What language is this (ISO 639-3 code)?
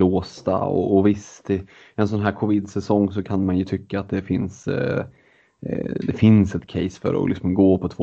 swe